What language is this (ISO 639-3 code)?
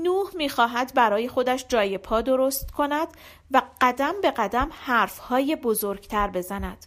fas